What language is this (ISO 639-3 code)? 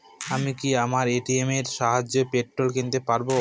ben